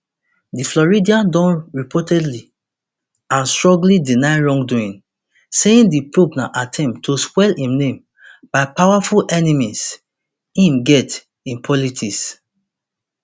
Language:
Nigerian Pidgin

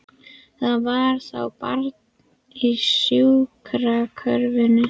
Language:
Icelandic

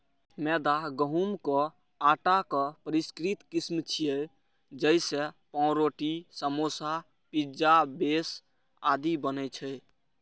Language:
Maithili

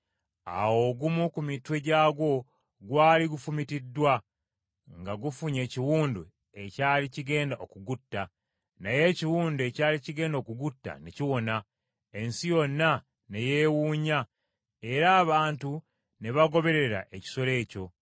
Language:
Ganda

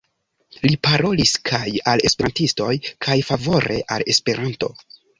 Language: Esperanto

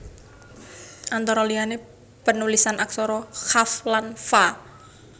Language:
Javanese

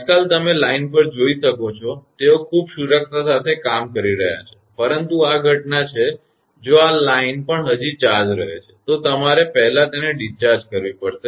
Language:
Gujarati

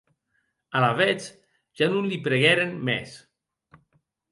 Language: Occitan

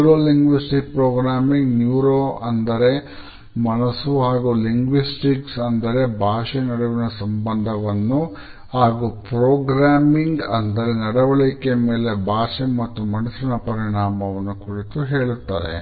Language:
Kannada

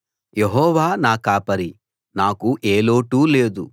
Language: Telugu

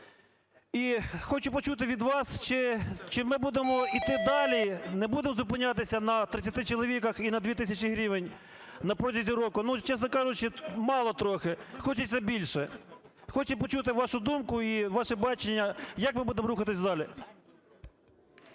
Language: Ukrainian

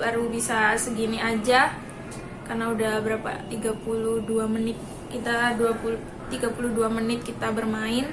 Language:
Indonesian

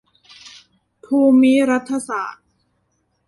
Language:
Thai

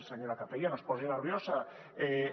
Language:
Catalan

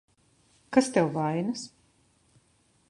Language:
Latvian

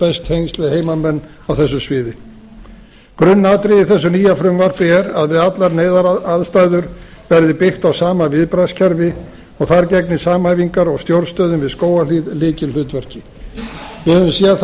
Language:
Icelandic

